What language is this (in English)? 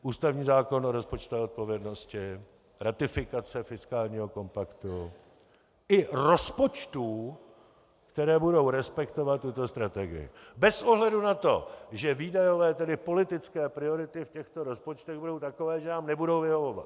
Czech